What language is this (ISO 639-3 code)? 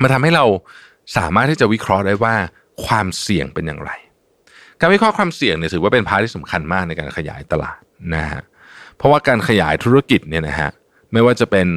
tha